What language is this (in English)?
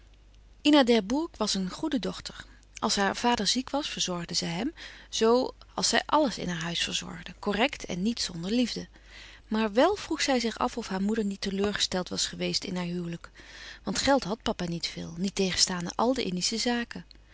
Dutch